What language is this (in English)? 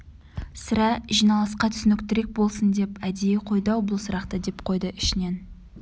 Kazakh